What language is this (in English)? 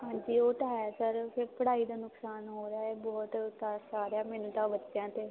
Punjabi